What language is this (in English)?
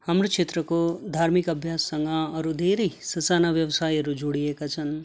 Nepali